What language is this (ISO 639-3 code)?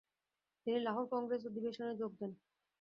ben